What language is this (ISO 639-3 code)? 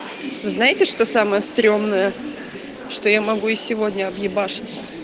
rus